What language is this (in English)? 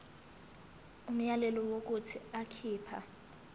Zulu